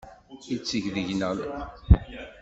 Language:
Kabyle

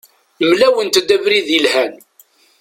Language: Kabyle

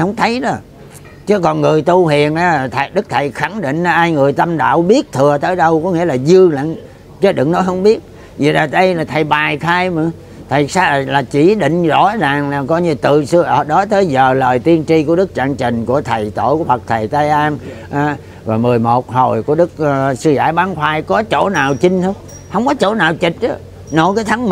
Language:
Vietnamese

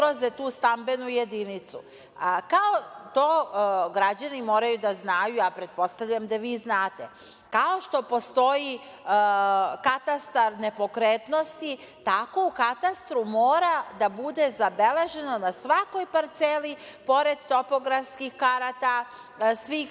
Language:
Serbian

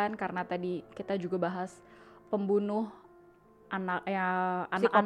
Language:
Indonesian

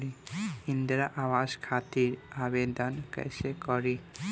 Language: Bhojpuri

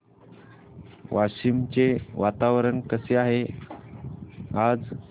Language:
Marathi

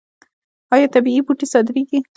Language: Pashto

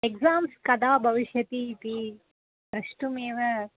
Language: Sanskrit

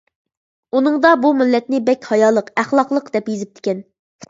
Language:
Uyghur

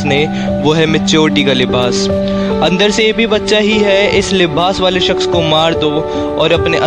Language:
Hindi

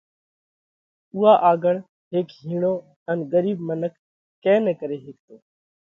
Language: Parkari Koli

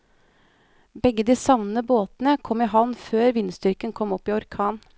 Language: Norwegian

